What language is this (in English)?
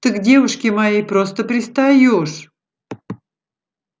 Russian